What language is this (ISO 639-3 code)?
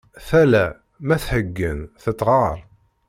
kab